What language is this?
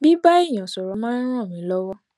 Yoruba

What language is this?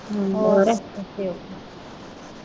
Punjabi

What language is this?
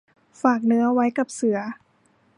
Thai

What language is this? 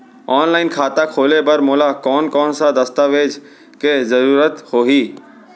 Chhattisgarhi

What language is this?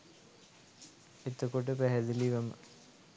Sinhala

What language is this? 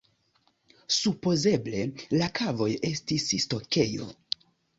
Esperanto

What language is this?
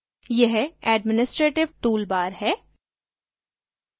Hindi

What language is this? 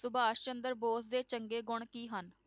Punjabi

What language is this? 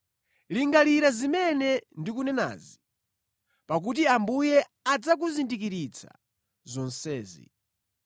Nyanja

